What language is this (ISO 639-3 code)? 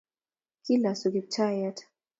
kln